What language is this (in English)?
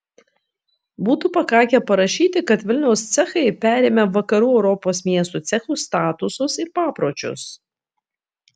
Lithuanian